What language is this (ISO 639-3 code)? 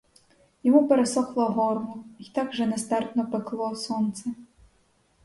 ukr